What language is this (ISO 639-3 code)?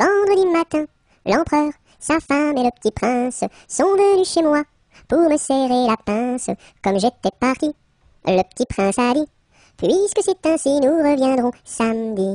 fra